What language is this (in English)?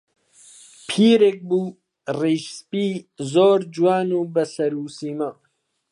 Central Kurdish